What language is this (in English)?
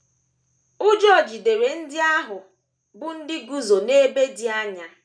Igbo